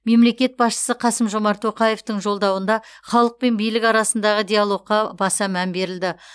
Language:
Kazakh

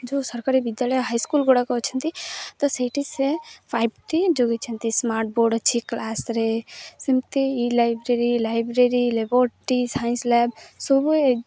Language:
Odia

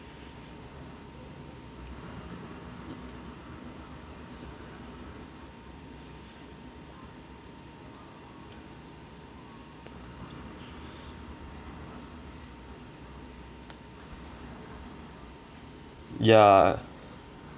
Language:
English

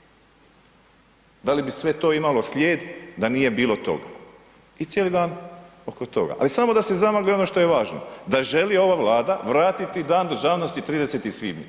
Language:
Croatian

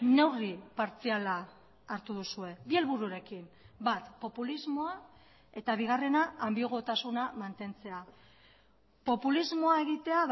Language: Basque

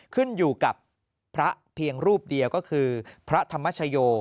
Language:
Thai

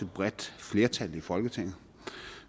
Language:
Danish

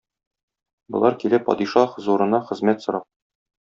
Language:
Tatar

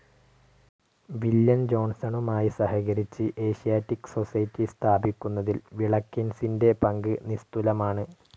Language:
Malayalam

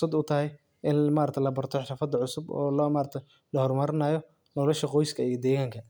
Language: Somali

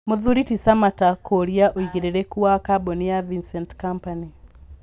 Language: Kikuyu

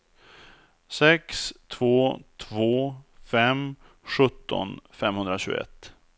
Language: Swedish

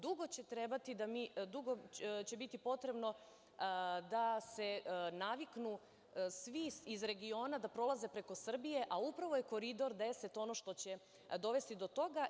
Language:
Serbian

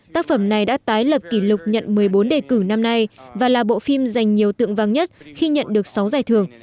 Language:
Vietnamese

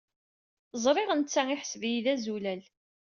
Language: Kabyle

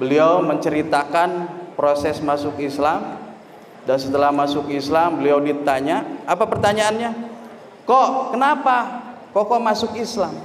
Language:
Indonesian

